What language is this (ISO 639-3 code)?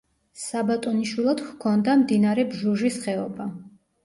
kat